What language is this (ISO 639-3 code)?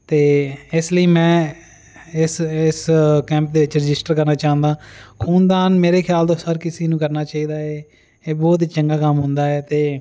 pan